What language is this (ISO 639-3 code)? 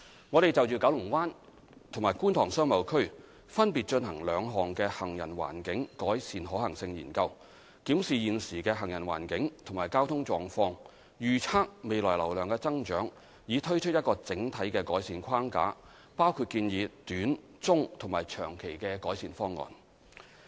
yue